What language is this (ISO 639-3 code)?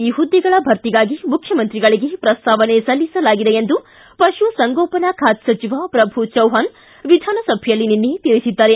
kan